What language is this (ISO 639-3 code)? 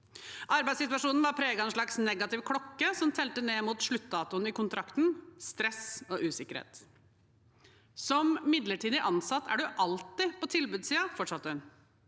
nor